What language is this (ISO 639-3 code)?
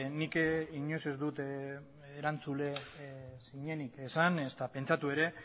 eus